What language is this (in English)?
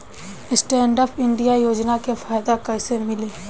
Bhojpuri